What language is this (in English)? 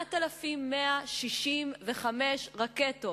Hebrew